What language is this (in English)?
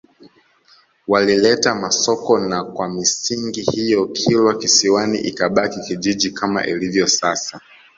Swahili